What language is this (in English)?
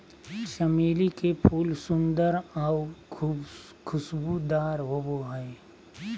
Magahi